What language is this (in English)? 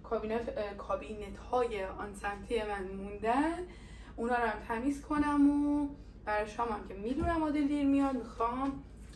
Persian